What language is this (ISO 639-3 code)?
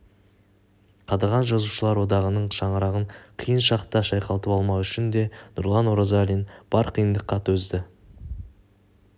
kaz